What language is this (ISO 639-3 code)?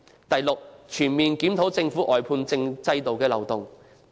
yue